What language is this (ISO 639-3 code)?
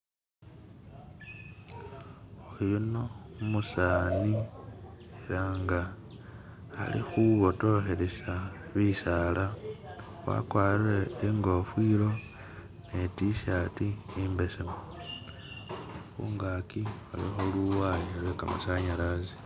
myx